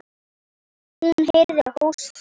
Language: Icelandic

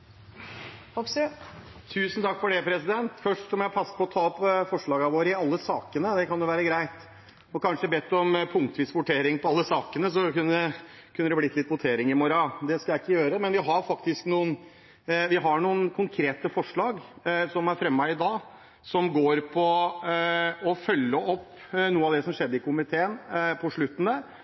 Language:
Norwegian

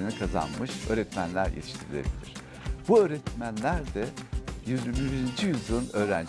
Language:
Turkish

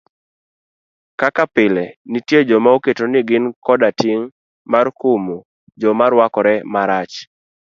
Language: Luo (Kenya and Tanzania)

